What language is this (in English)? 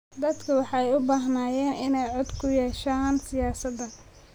Somali